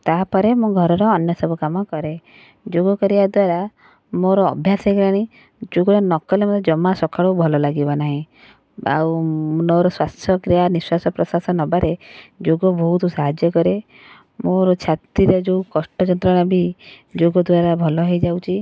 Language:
Odia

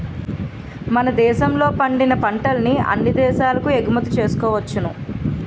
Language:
Telugu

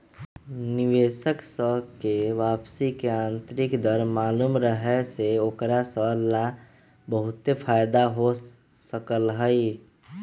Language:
Magahi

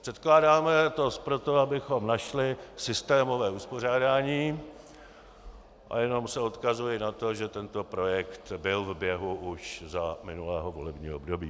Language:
Czech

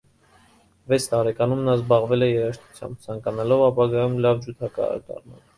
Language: Armenian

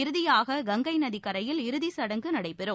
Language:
Tamil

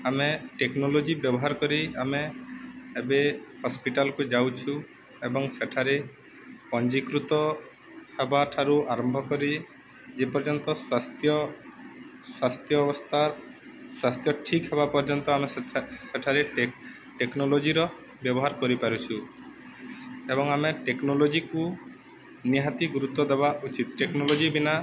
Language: Odia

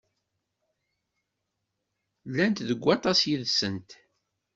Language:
Kabyle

